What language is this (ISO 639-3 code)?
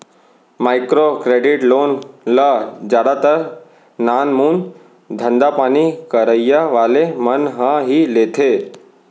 hne